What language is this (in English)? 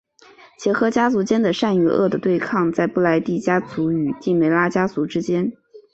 Chinese